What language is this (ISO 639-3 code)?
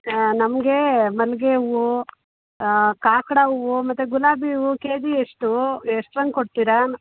kan